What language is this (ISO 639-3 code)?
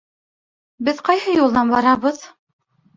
bak